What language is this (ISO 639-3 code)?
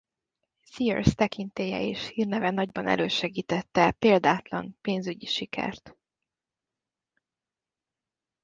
hun